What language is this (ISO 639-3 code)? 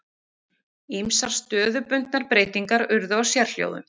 isl